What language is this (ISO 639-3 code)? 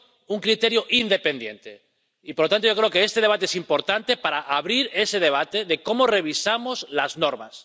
spa